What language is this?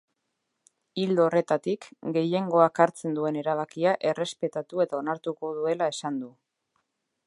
Basque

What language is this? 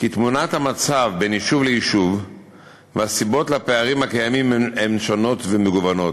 Hebrew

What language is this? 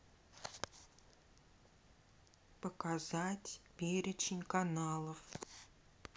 Russian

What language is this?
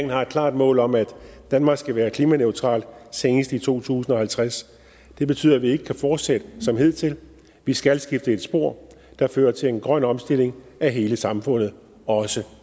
Danish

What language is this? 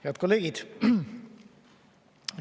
Estonian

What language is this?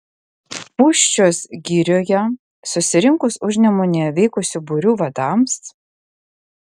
Lithuanian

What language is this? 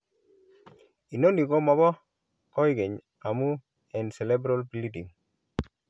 Kalenjin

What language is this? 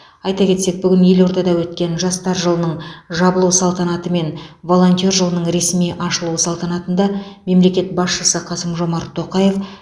Kazakh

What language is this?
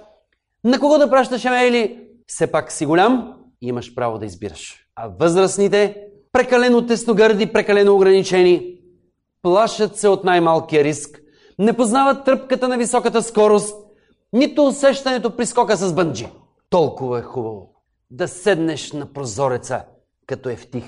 Bulgarian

